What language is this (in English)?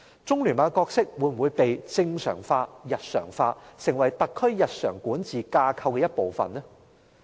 Cantonese